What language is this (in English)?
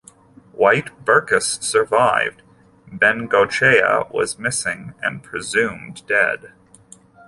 English